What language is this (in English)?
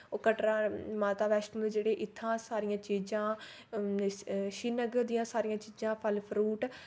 Dogri